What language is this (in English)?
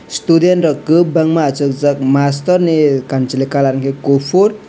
Kok Borok